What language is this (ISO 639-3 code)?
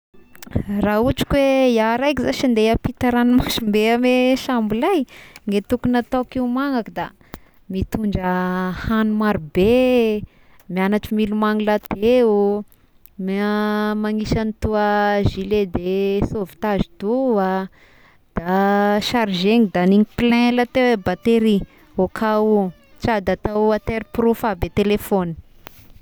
tkg